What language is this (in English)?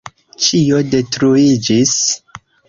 Esperanto